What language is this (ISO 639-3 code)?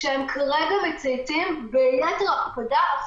heb